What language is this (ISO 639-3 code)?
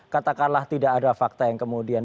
ind